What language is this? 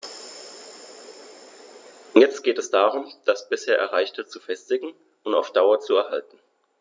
German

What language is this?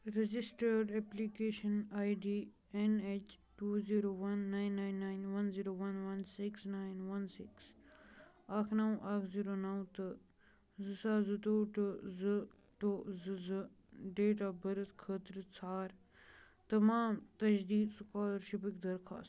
Kashmiri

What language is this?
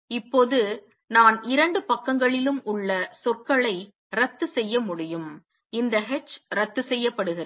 Tamil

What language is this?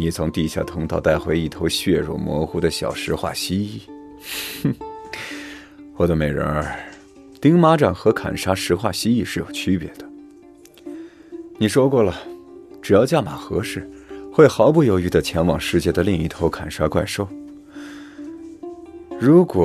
Chinese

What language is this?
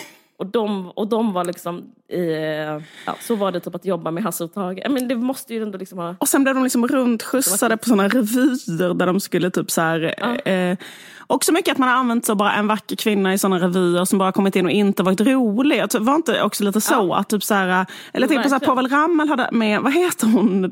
Swedish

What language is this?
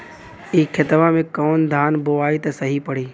Bhojpuri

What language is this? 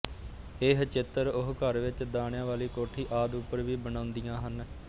Punjabi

